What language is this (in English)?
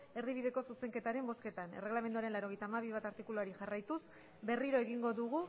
Basque